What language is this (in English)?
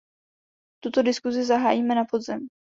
Czech